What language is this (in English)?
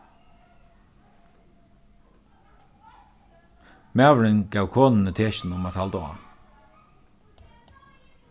Faroese